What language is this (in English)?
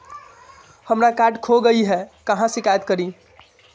Magahi